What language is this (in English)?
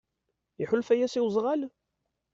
Kabyle